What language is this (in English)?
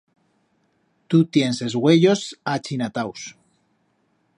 Aragonese